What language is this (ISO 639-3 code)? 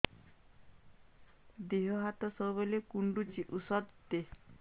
ori